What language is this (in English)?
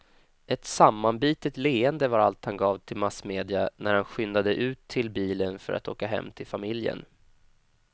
Swedish